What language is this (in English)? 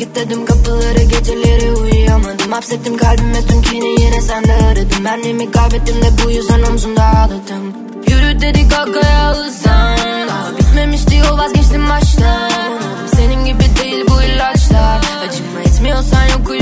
Turkish